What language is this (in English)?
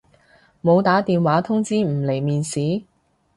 Cantonese